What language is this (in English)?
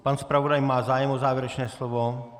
Czech